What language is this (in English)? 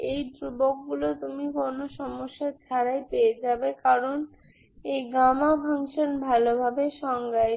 Bangla